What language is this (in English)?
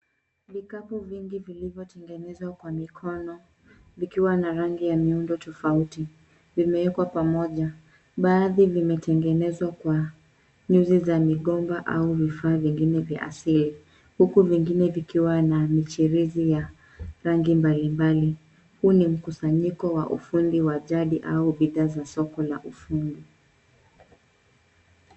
Swahili